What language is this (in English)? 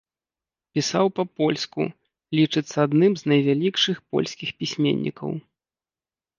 Belarusian